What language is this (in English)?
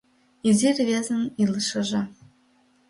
Mari